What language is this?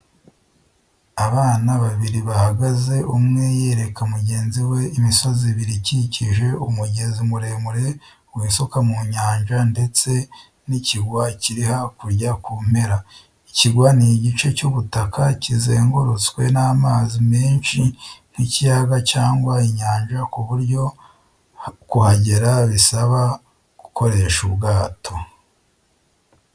Kinyarwanda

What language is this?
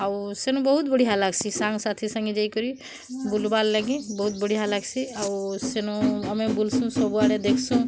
Odia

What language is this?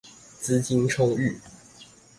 Chinese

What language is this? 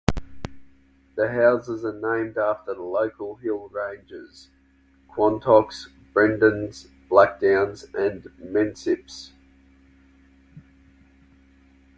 English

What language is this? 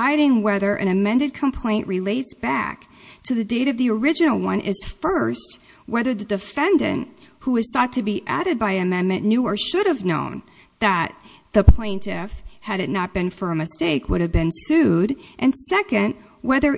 English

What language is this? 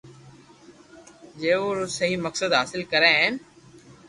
Loarki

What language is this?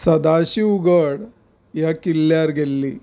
Konkani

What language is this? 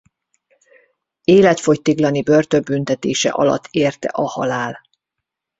Hungarian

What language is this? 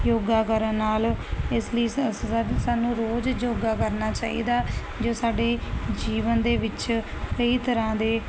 Punjabi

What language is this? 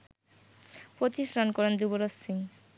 Bangla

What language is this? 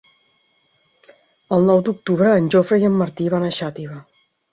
Catalan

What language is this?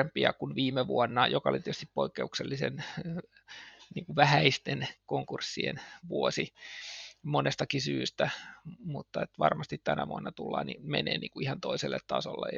Finnish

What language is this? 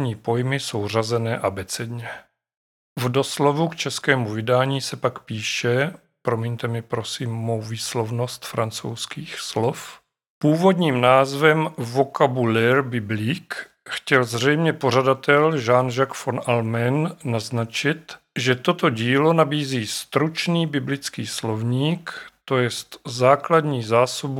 Czech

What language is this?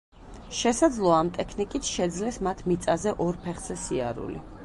Georgian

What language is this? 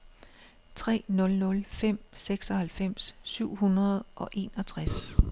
Danish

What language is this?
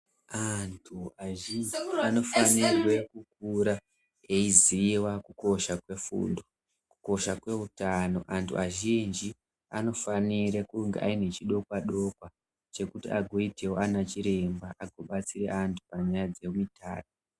Ndau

